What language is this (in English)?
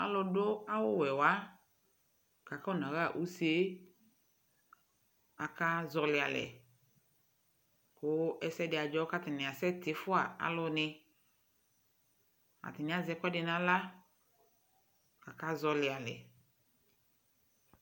Ikposo